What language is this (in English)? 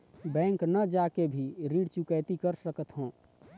Chhattisgarhi